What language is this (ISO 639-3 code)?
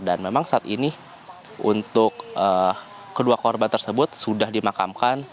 ind